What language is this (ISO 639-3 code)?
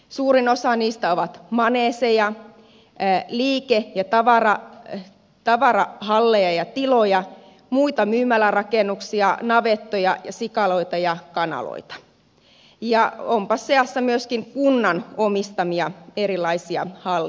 fin